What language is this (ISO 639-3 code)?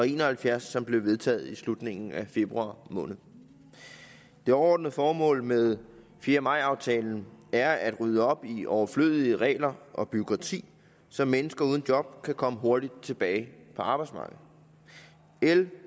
dan